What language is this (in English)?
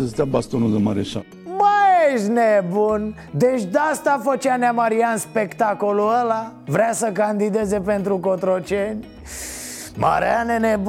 Romanian